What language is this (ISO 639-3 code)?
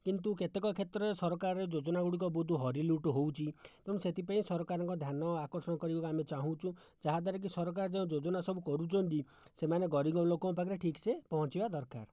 ori